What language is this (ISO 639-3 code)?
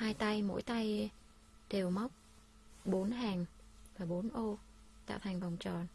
vie